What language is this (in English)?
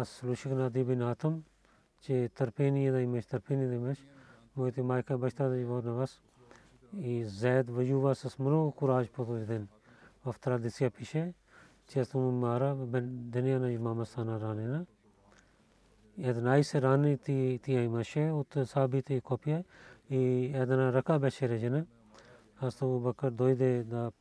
Bulgarian